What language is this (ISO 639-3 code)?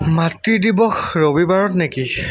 asm